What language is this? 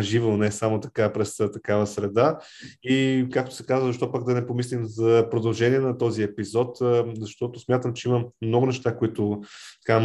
Bulgarian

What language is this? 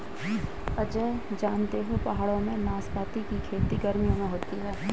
Hindi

